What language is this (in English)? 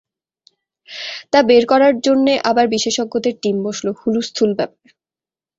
Bangla